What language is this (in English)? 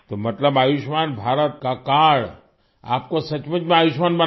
Hindi